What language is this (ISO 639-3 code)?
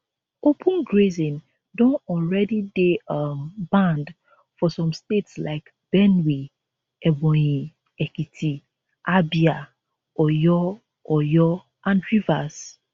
pcm